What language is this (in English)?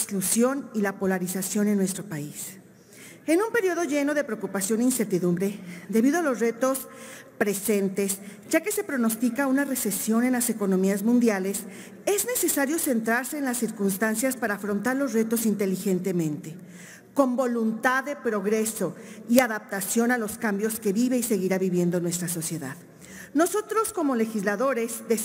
Spanish